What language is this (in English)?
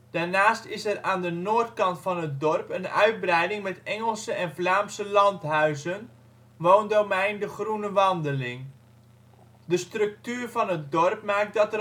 Dutch